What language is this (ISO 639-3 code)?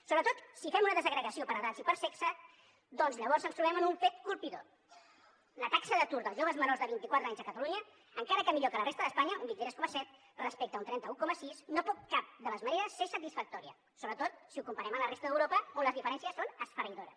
cat